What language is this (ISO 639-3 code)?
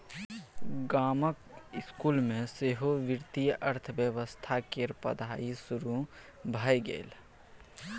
mai